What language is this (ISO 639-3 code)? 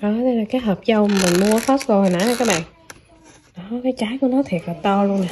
vie